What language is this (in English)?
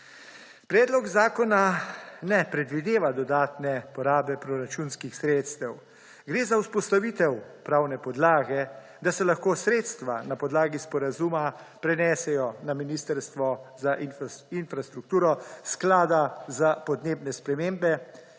Slovenian